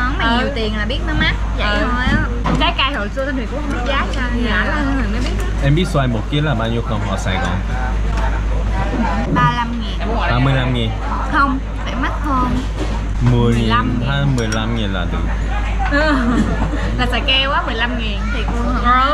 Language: Vietnamese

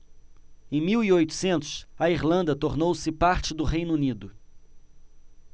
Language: Portuguese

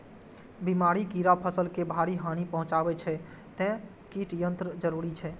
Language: Maithili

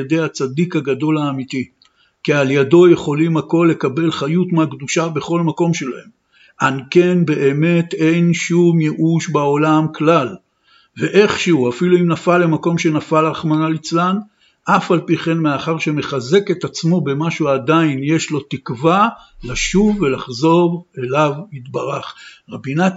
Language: Hebrew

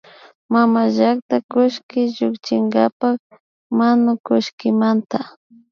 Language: Imbabura Highland Quichua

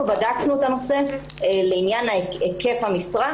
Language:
Hebrew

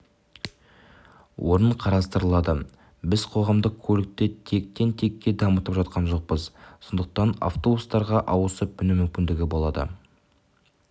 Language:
Kazakh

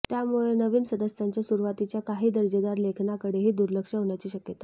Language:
Marathi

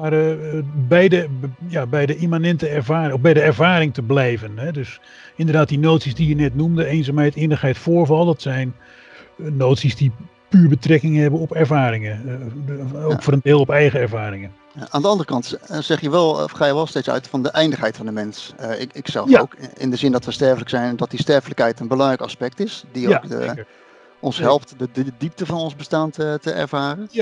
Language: Dutch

